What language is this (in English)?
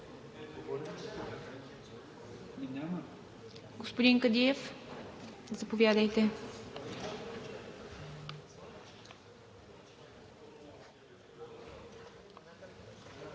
Bulgarian